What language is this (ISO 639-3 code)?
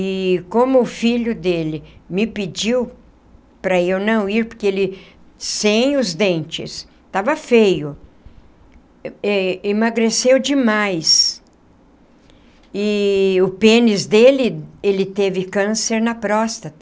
por